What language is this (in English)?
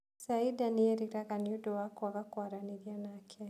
Kikuyu